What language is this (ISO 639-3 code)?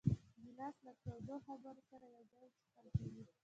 pus